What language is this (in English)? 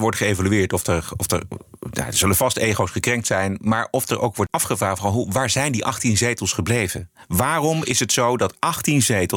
Dutch